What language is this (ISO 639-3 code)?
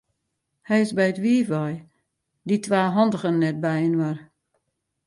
fry